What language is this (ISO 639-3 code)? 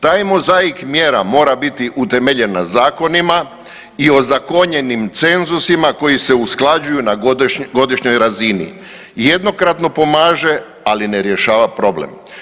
hrv